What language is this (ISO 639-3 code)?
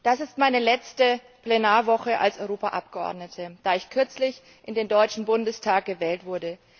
deu